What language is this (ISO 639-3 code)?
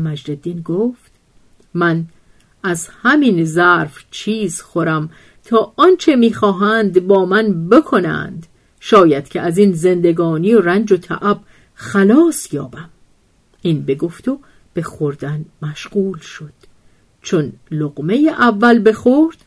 fas